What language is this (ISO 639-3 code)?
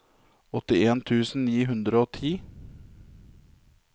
nor